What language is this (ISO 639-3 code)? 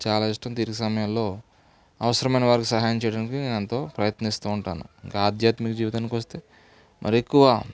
tel